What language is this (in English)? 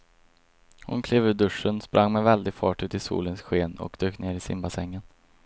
Swedish